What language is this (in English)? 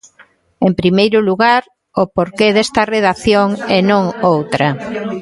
Galician